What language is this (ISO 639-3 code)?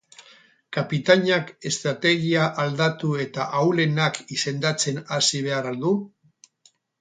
eus